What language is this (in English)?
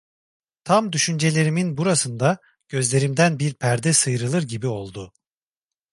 Turkish